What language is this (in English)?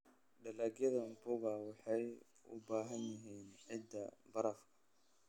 Somali